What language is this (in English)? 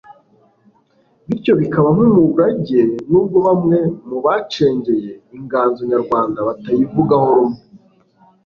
Kinyarwanda